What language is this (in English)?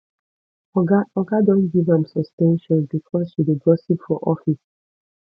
Nigerian Pidgin